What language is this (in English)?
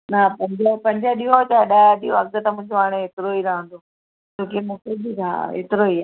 Sindhi